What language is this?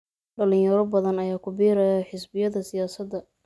Somali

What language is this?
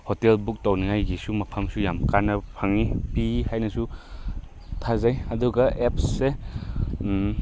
Manipuri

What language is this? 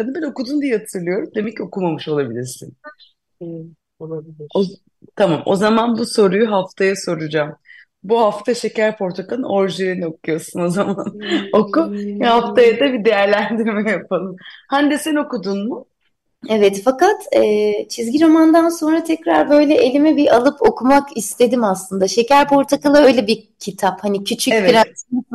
Turkish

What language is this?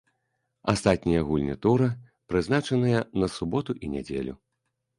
Belarusian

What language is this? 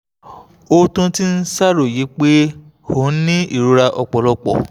Yoruba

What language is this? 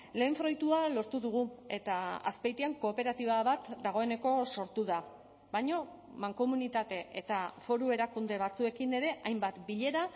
Basque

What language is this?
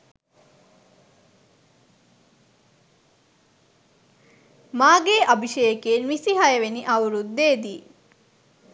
Sinhala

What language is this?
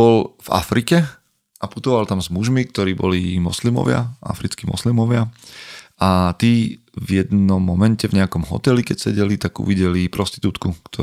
Slovak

